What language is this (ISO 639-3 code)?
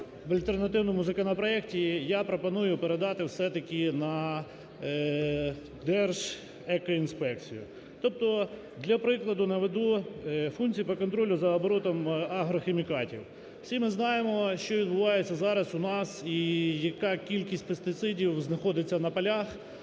ukr